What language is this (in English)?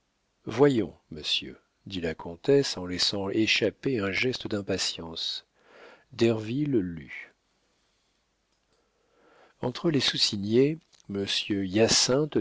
French